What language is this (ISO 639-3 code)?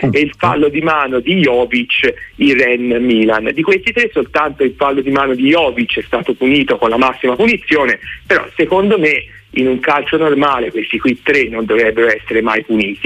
ita